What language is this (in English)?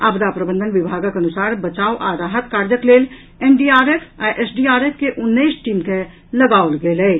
Maithili